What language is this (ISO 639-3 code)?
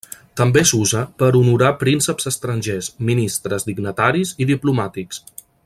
cat